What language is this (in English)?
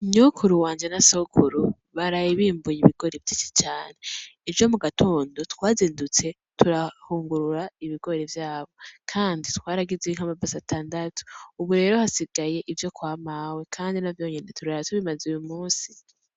Rundi